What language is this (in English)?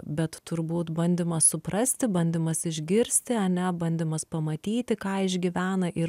Lithuanian